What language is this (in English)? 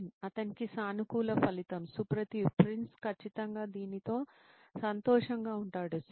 Telugu